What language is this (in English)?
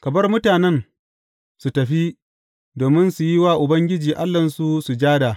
Hausa